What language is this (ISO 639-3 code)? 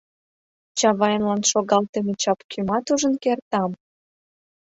chm